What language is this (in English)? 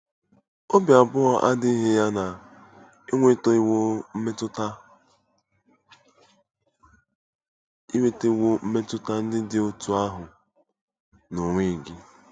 Igbo